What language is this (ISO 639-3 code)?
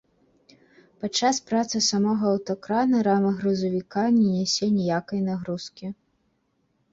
bel